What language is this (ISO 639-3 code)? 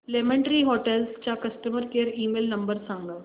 mar